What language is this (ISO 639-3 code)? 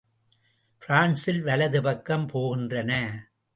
tam